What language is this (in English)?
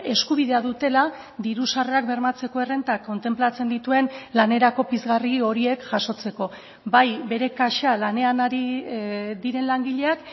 Basque